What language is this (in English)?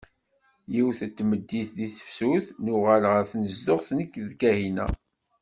Kabyle